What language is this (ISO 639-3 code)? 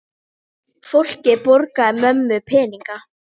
isl